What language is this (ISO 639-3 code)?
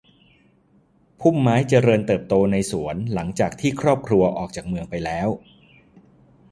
tha